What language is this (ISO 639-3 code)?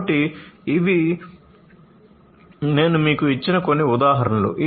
tel